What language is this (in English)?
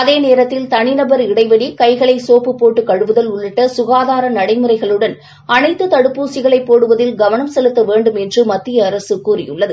Tamil